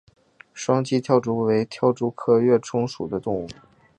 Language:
Chinese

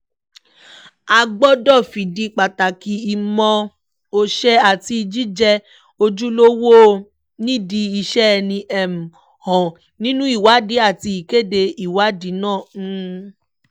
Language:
Yoruba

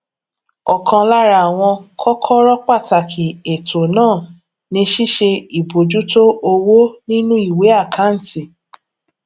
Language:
Yoruba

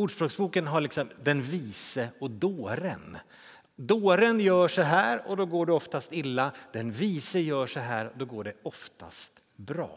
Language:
Swedish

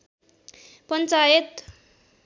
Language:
Nepali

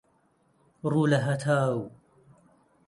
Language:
Central Kurdish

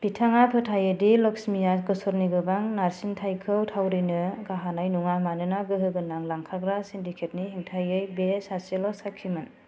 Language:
Bodo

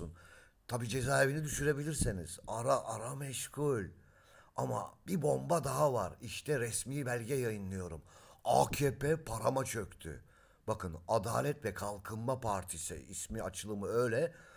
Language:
Turkish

